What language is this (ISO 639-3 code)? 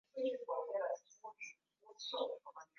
swa